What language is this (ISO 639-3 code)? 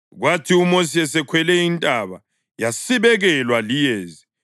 nde